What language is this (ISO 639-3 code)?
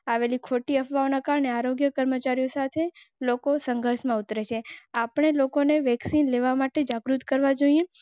guj